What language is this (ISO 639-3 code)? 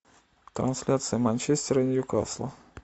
rus